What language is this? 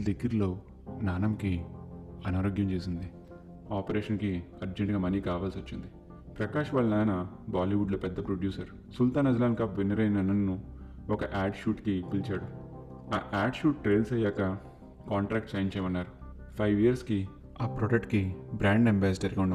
Telugu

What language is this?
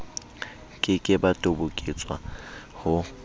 Southern Sotho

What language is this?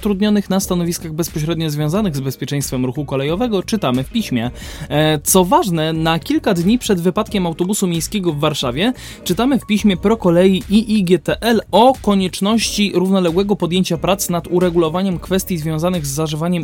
Polish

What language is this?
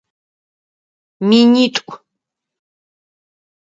Adyghe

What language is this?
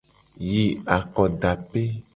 Gen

